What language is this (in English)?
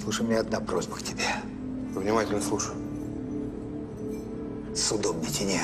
Russian